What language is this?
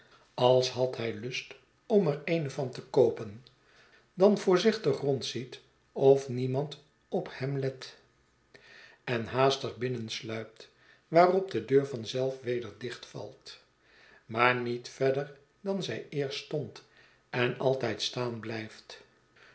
Dutch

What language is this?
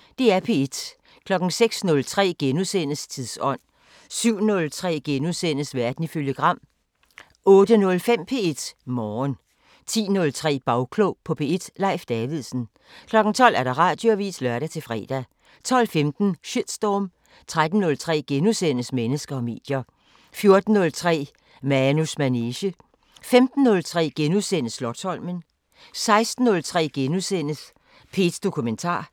Danish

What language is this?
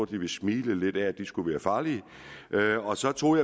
Danish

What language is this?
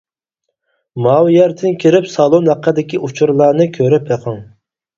Uyghur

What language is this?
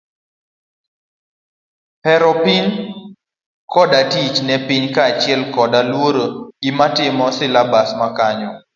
Luo (Kenya and Tanzania)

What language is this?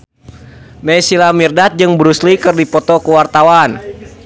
Sundanese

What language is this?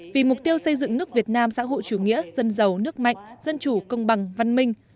Vietnamese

